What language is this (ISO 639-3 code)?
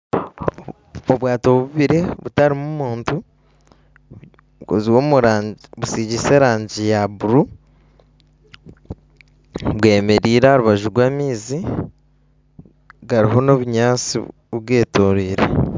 nyn